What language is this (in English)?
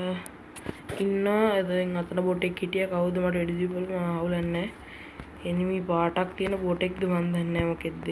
Sinhala